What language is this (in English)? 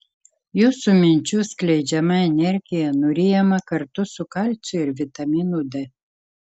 Lithuanian